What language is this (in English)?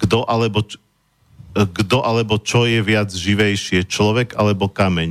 Slovak